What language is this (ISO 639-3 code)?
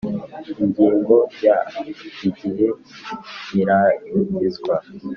kin